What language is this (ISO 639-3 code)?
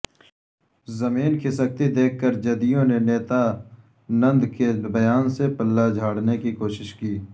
urd